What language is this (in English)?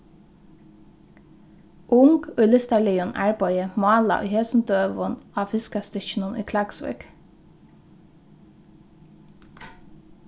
Faroese